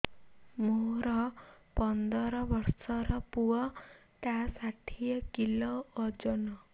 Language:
Odia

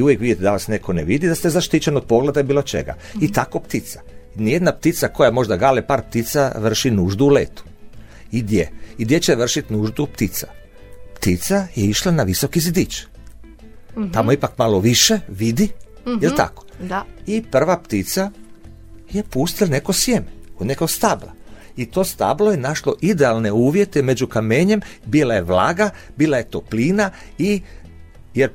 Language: Croatian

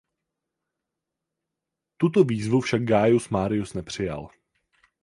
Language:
Czech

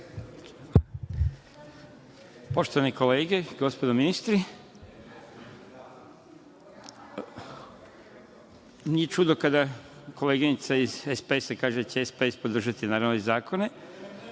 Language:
Serbian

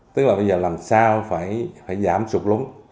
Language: Vietnamese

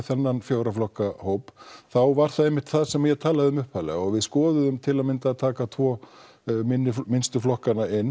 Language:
Icelandic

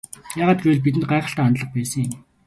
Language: Mongolian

